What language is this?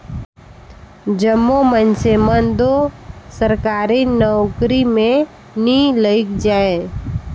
Chhattisgarhi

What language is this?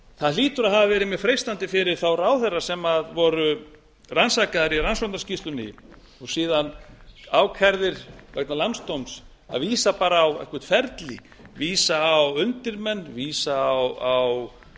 Icelandic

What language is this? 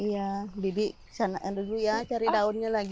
Indonesian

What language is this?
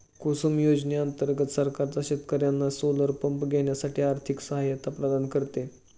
Marathi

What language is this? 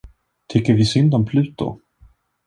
Swedish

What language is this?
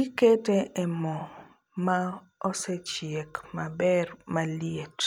Luo (Kenya and Tanzania)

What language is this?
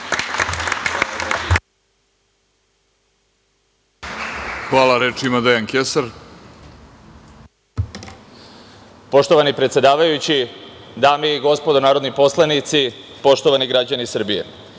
Serbian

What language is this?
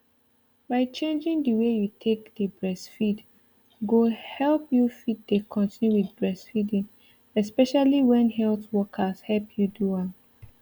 Nigerian Pidgin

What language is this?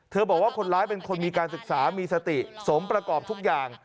Thai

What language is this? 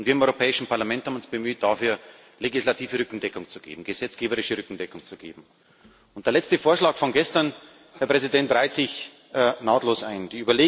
German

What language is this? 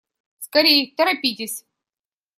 Russian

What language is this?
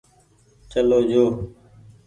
Goaria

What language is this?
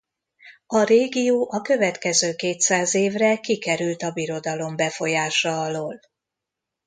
Hungarian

